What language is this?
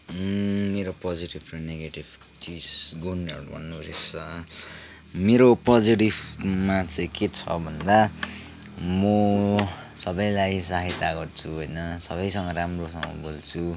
Nepali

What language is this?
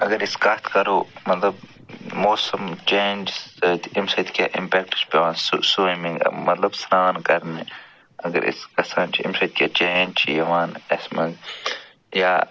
Kashmiri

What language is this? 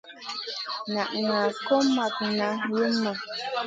Masana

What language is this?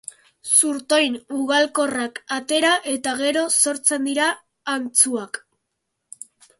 Basque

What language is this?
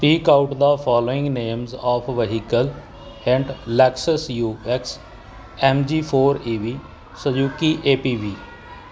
Punjabi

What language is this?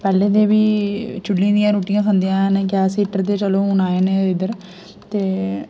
Dogri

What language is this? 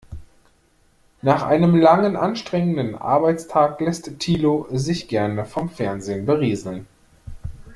German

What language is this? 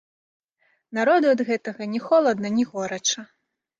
Belarusian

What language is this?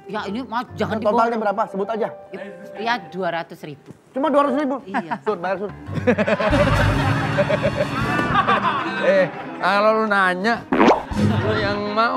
Indonesian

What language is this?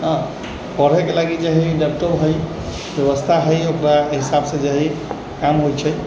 Maithili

